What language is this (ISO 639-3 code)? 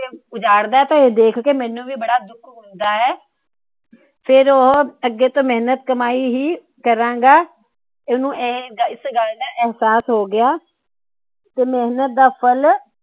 pan